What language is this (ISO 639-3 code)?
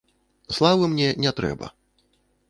bel